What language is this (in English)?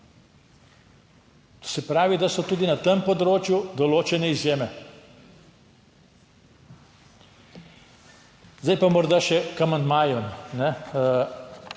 Slovenian